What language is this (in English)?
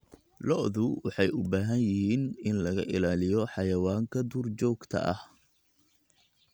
Somali